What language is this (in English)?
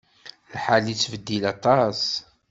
Kabyle